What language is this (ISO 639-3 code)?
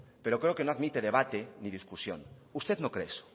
spa